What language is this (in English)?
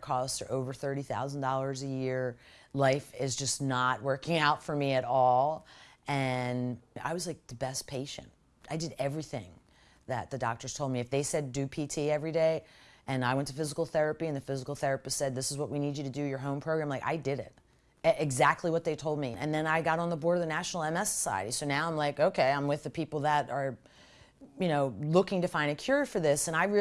English